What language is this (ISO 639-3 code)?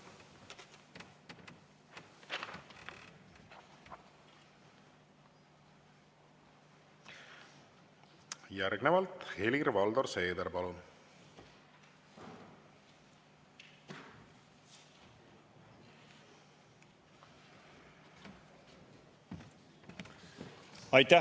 est